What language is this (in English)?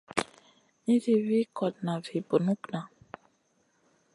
Masana